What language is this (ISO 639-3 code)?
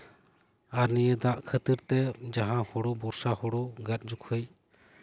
sat